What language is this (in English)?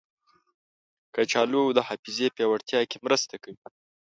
Pashto